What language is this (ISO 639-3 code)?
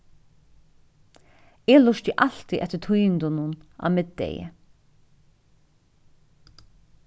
fao